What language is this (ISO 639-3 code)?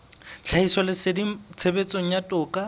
sot